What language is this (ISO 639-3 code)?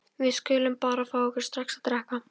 isl